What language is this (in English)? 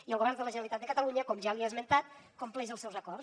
Catalan